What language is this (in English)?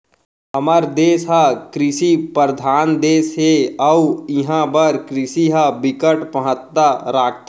Chhattisgarhi